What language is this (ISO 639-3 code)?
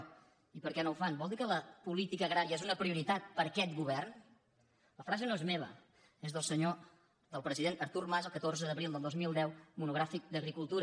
cat